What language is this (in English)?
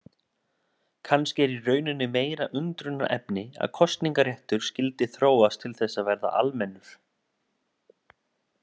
Icelandic